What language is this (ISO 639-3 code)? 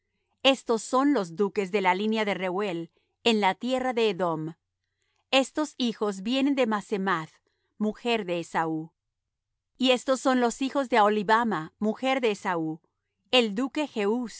spa